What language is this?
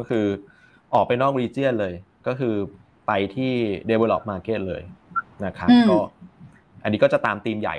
Thai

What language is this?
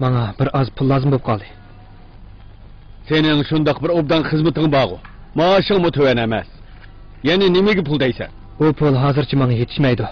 Arabic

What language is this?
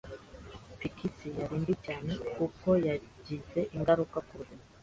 Kinyarwanda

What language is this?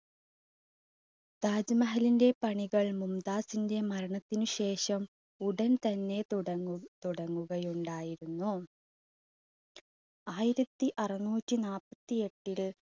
Malayalam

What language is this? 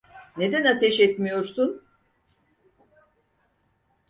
Turkish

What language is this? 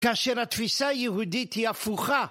Hebrew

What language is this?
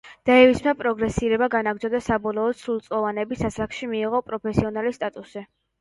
Georgian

